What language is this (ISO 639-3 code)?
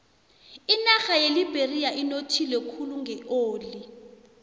nbl